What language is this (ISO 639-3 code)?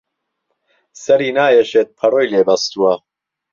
ckb